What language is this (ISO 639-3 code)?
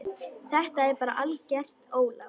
isl